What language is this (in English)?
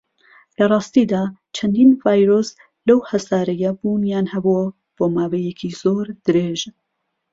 Central Kurdish